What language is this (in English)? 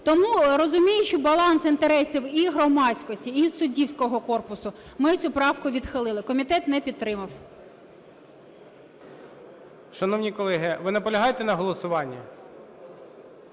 Ukrainian